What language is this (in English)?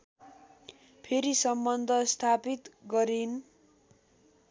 Nepali